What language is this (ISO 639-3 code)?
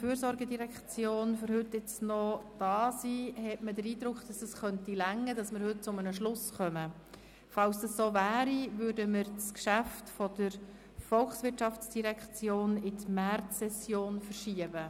gsw